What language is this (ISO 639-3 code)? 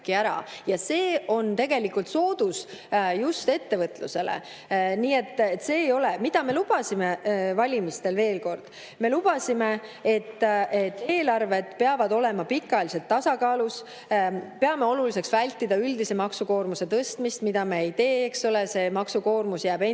est